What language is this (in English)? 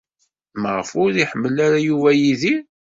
Kabyle